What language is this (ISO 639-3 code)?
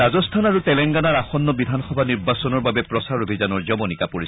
asm